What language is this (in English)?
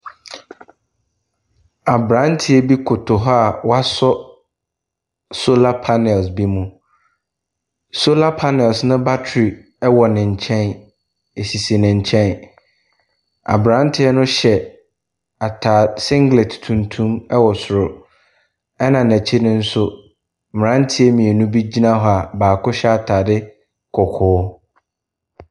Akan